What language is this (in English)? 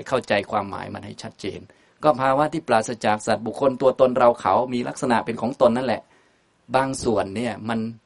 Thai